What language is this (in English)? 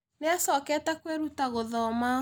Kikuyu